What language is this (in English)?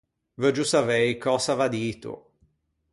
Ligurian